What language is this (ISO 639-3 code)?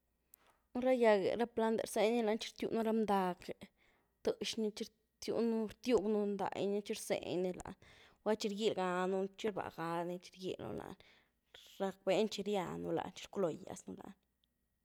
ztu